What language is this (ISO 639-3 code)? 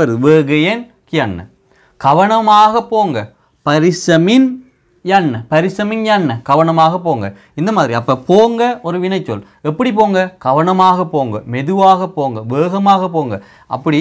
kor